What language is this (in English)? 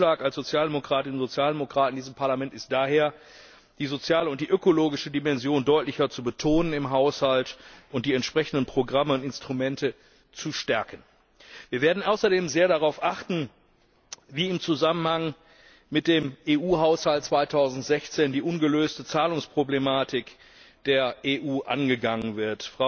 German